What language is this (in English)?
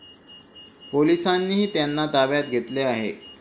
Marathi